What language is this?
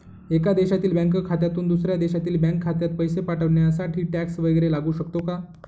Marathi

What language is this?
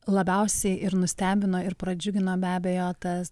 Lithuanian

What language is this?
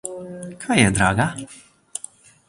Slovenian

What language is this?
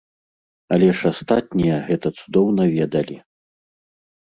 Belarusian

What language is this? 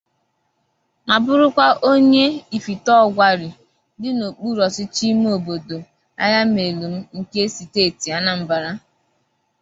Igbo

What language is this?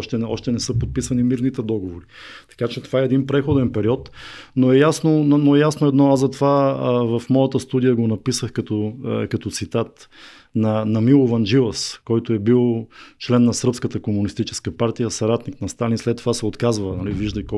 Bulgarian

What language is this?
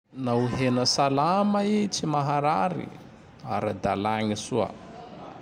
Tandroy-Mahafaly Malagasy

